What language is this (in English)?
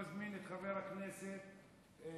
Hebrew